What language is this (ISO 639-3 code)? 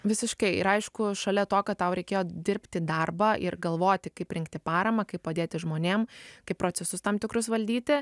lit